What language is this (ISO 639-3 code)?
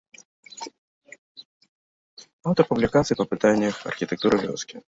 bel